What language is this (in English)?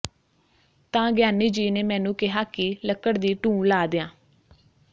Punjabi